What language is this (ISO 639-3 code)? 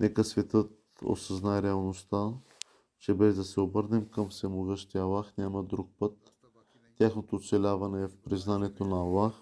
bul